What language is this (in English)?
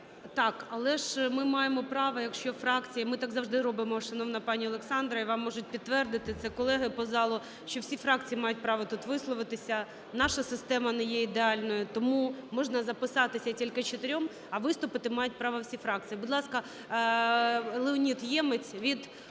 Ukrainian